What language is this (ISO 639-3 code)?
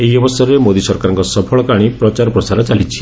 ori